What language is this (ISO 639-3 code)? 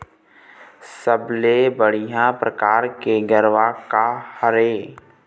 hne